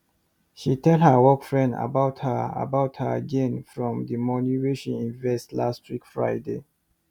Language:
Nigerian Pidgin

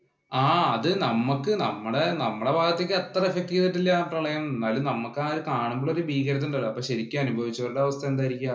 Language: Malayalam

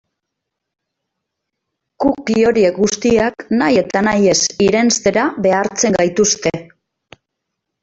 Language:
Basque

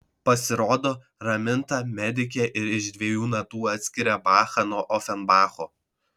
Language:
Lithuanian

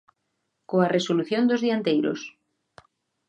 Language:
Galician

